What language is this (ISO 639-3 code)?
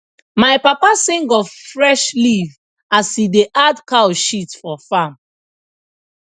pcm